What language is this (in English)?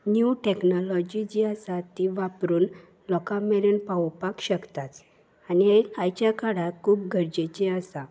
Konkani